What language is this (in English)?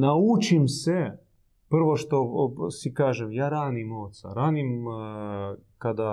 Croatian